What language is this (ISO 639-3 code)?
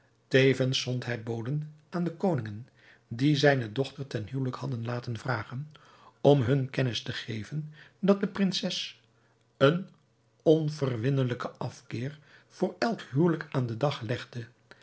nld